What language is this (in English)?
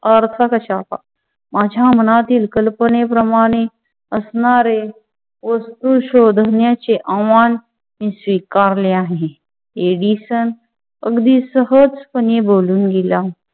Marathi